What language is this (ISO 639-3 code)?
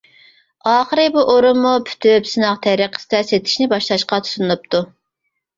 uig